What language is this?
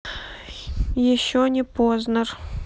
Russian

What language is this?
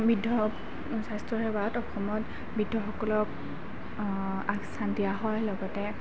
Assamese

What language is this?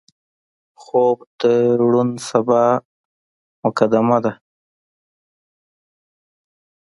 Pashto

